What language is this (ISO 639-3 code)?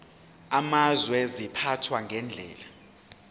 zul